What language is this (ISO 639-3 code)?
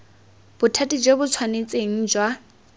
tsn